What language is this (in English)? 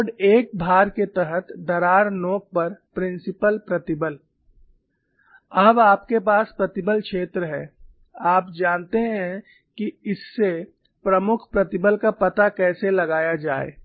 Hindi